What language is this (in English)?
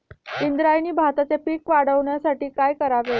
Marathi